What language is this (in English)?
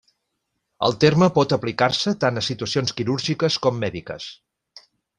Catalan